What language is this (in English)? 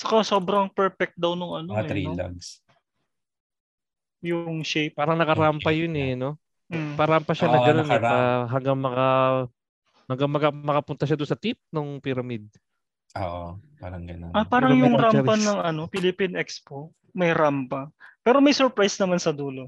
Filipino